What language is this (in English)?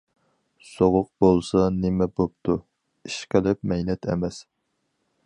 Uyghur